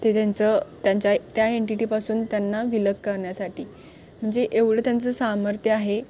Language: Marathi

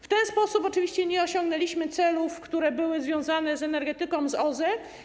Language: Polish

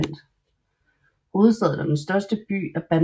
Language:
Danish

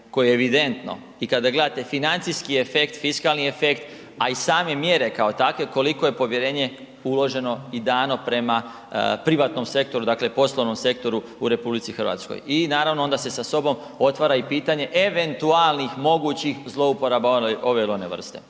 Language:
Croatian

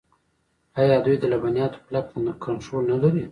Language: Pashto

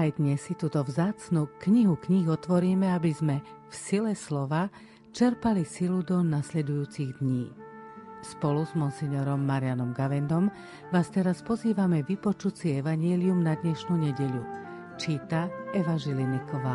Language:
Slovak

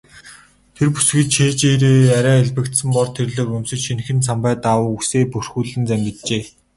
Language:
Mongolian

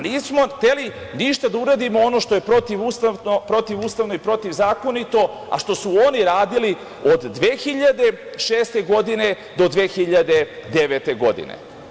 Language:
Serbian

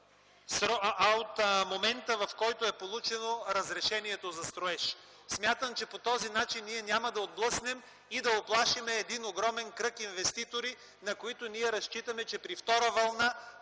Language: Bulgarian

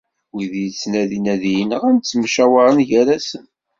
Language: Kabyle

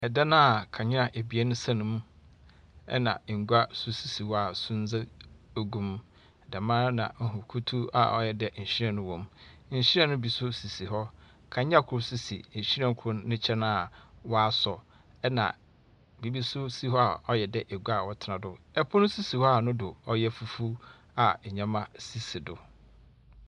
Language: Akan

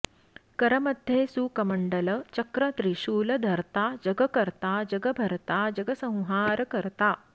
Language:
Sanskrit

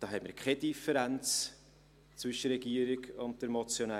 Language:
Swiss German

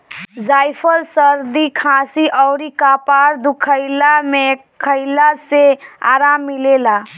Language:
Bhojpuri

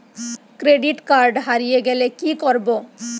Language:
Bangla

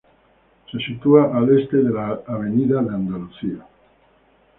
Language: Spanish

